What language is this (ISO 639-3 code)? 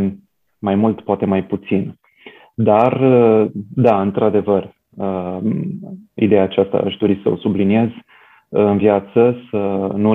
ron